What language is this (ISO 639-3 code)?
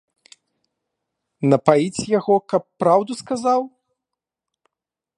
bel